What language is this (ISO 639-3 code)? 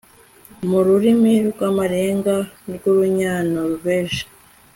kin